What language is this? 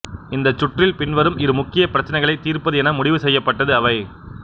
Tamil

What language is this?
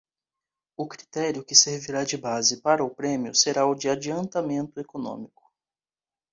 Portuguese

